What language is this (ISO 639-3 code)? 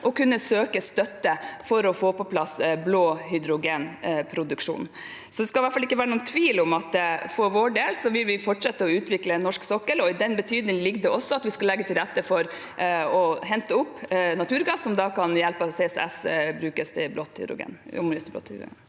nor